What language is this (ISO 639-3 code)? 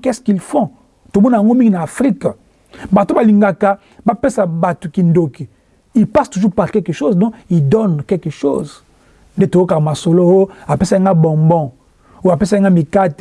fra